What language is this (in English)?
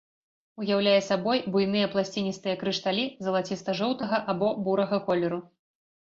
Belarusian